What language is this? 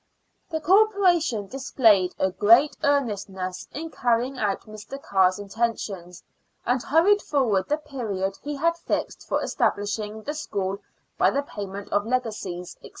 English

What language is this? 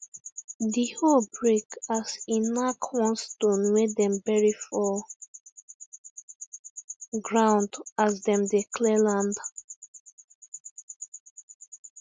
Nigerian Pidgin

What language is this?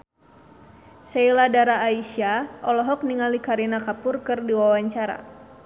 Sundanese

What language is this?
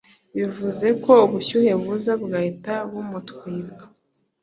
Kinyarwanda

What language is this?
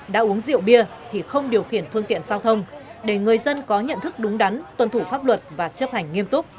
Vietnamese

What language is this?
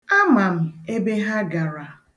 Igbo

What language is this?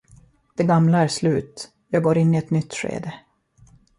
Swedish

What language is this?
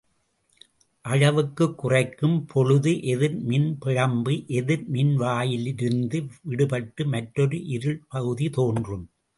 Tamil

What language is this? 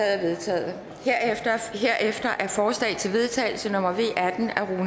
Danish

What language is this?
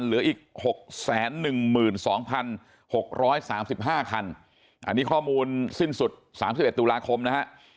Thai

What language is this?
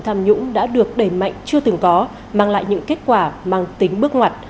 Vietnamese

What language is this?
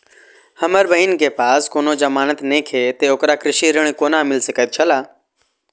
Maithili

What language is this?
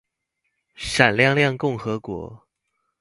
Chinese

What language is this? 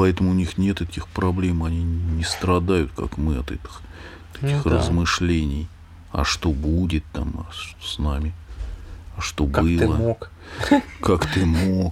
Russian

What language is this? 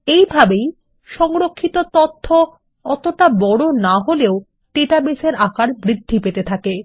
Bangla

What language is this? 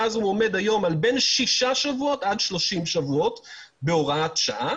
Hebrew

